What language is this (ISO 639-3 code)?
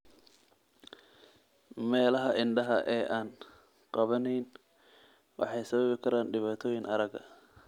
som